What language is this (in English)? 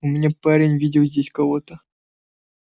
Russian